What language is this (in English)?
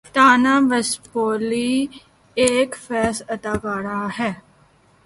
Urdu